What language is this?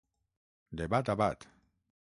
Catalan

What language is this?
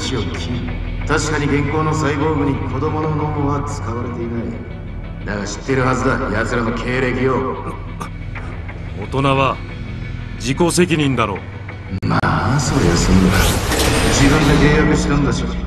Japanese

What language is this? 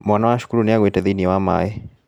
Kikuyu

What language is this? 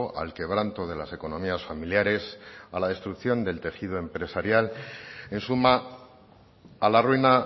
Spanish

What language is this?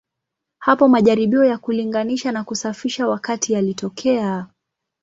Swahili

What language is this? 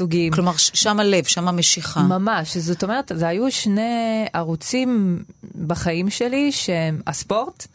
Hebrew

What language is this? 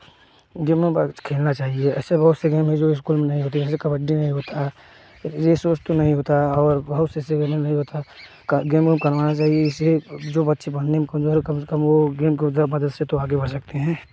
Hindi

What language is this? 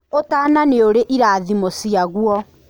Kikuyu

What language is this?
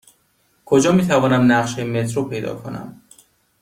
Persian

